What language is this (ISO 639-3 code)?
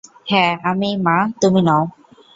ben